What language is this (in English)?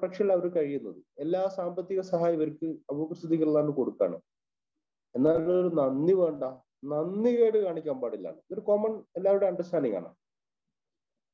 Arabic